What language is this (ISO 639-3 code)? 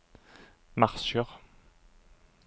nor